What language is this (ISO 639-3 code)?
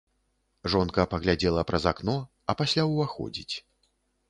bel